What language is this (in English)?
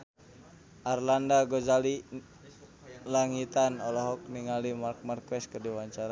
Sundanese